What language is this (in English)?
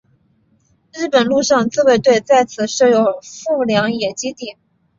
Chinese